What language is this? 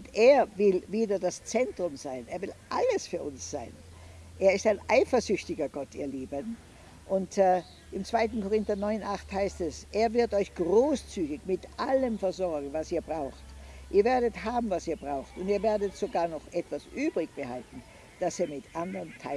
German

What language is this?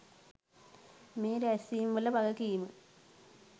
Sinhala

